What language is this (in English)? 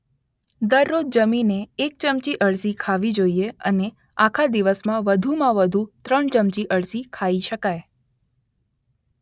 Gujarati